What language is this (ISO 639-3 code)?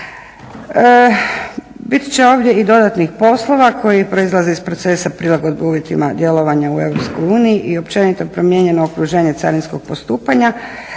hrv